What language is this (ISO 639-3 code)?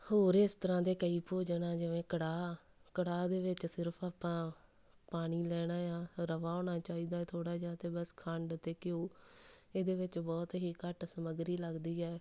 pan